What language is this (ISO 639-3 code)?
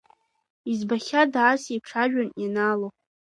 abk